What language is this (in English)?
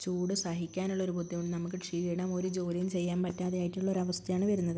Malayalam